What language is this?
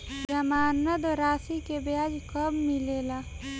Bhojpuri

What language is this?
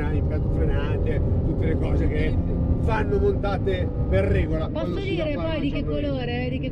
Italian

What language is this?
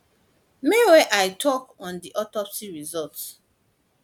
Nigerian Pidgin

